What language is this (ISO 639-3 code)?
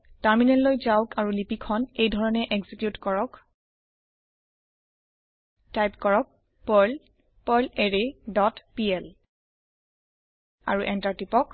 asm